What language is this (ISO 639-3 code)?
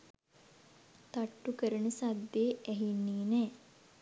sin